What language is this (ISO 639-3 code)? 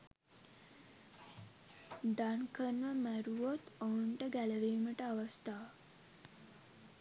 sin